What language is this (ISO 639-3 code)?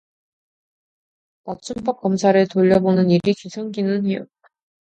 kor